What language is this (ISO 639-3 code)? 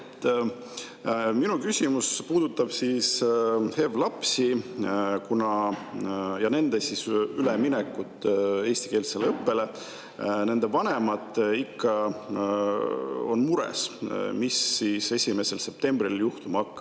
est